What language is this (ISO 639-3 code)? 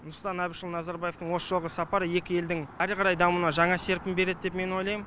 kaz